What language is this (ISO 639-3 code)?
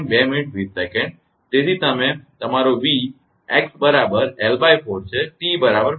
guj